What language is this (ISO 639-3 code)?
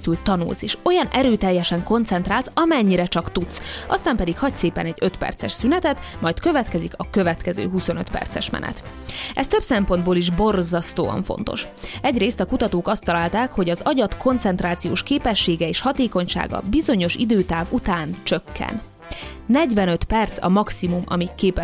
hun